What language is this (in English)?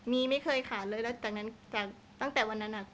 Thai